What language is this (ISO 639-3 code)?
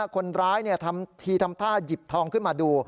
tha